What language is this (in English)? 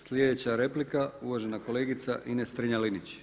Croatian